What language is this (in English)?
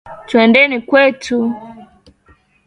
Swahili